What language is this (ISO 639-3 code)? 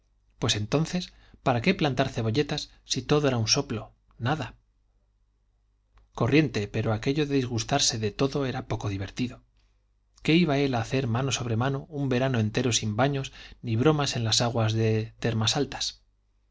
spa